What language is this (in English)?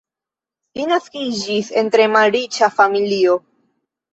Esperanto